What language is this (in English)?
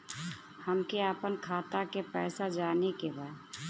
Bhojpuri